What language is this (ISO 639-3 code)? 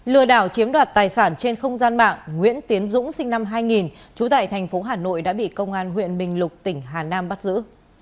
vie